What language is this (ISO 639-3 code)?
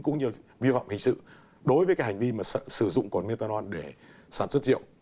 vie